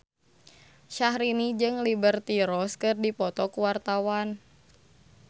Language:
Sundanese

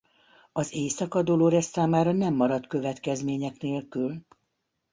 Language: Hungarian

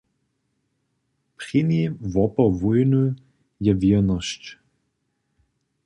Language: Upper Sorbian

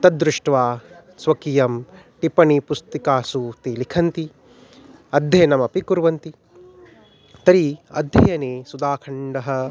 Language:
Sanskrit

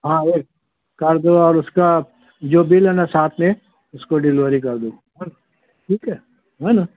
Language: Urdu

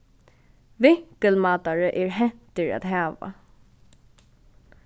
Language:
Faroese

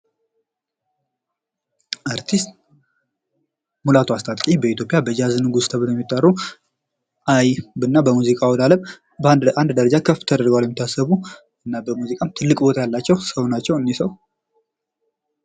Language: Amharic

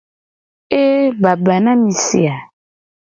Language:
Gen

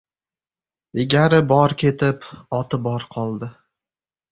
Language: Uzbek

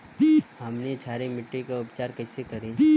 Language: Bhojpuri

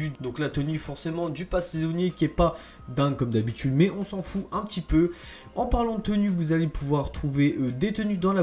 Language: French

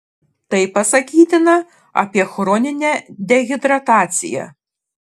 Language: Lithuanian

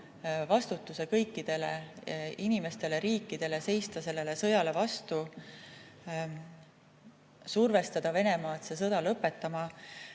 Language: Estonian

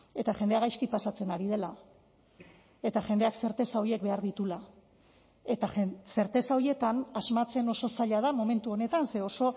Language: Basque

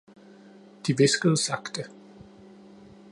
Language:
Danish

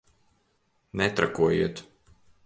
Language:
Latvian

